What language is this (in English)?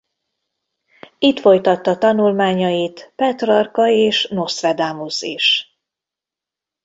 Hungarian